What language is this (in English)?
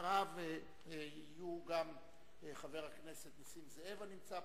Hebrew